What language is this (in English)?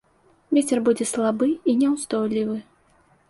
Belarusian